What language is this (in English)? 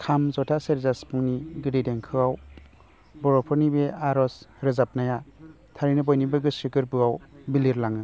Bodo